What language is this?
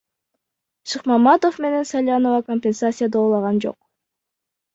Kyrgyz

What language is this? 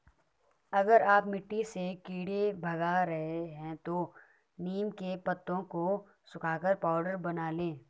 Hindi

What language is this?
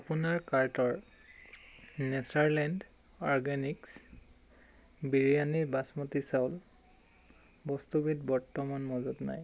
Assamese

